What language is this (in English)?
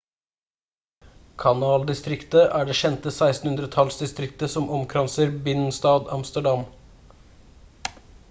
Norwegian Bokmål